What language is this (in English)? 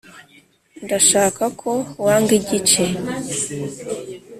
Kinyarwanda